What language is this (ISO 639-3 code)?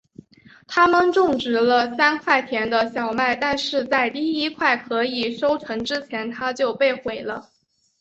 zho